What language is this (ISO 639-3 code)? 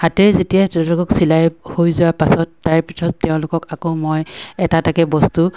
asm